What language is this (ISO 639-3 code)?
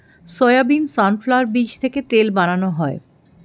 ben